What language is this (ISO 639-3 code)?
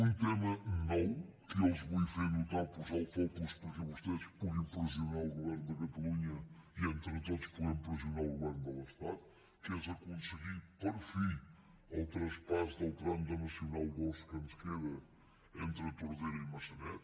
cat